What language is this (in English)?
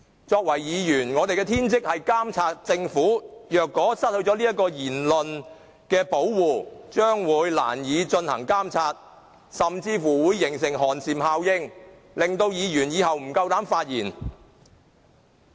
Cantonese